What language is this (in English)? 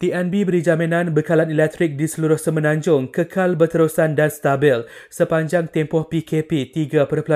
Malay